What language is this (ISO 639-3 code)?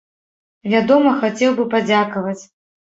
bel